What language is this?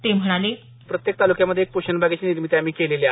Marathi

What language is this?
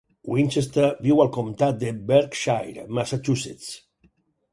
Catalan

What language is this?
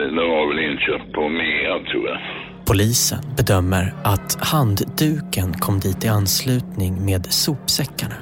Swedish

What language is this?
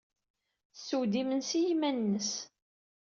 Kabyle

